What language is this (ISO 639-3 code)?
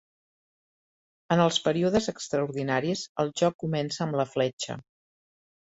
cat